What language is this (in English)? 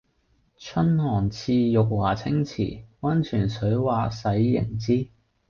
Cantonese